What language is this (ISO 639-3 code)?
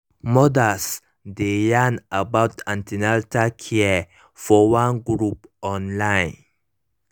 pcm